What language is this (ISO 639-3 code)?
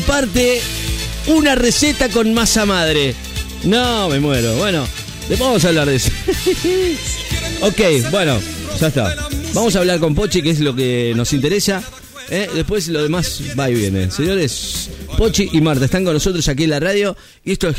spa